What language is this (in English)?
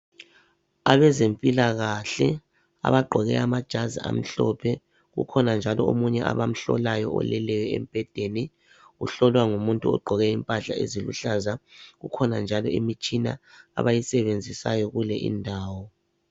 North Ndebele